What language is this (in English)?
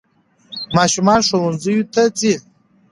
Pashto